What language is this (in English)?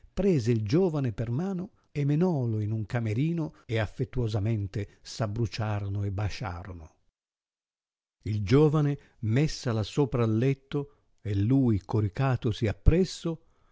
Italian